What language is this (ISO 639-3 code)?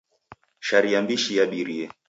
dav